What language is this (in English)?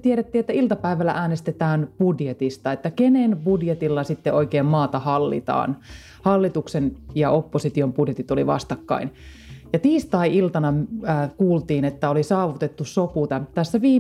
Finnish